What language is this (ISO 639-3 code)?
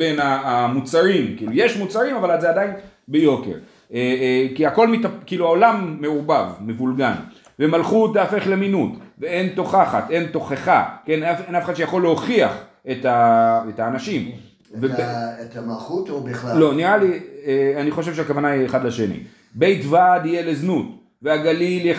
heb